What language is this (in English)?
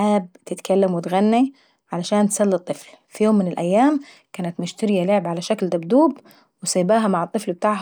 Saidi Arabic